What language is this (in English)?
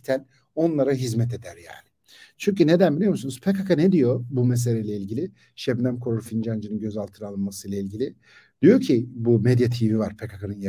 Turkish